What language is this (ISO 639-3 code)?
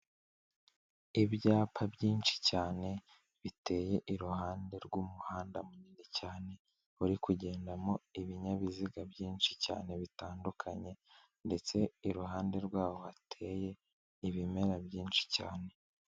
kin